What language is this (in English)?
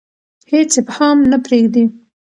Pashto